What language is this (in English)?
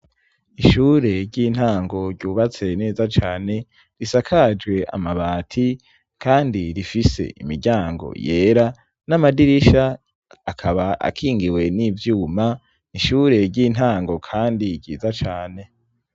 Rundi